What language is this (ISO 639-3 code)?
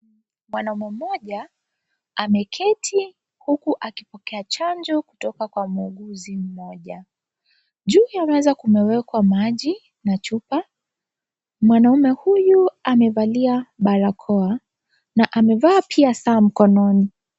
swa